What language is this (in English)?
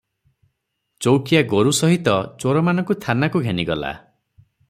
Odia